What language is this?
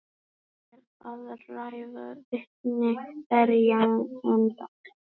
Icelandic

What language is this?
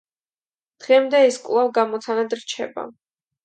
Georgian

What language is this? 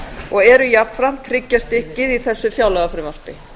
Icelandic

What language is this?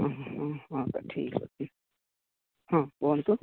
Odia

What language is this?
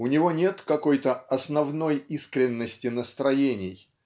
Russian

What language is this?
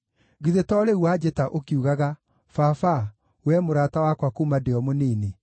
Kikuyu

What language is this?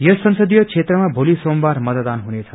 Nepali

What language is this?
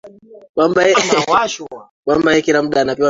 Swahili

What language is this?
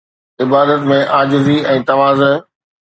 Sindhi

